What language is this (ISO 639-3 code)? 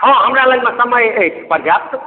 mai